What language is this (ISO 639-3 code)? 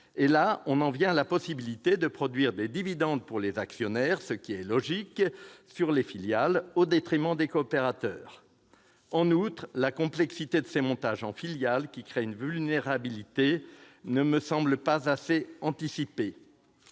fra